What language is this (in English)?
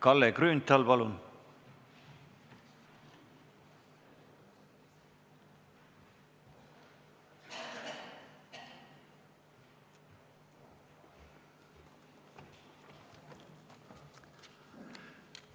Estonian